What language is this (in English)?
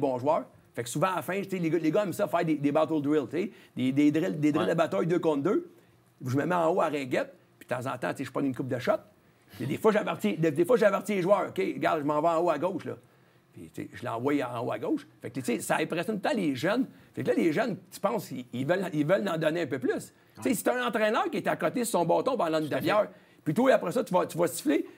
French